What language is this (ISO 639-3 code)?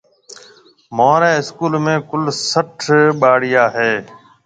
mve